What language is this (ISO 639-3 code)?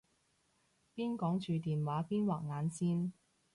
yue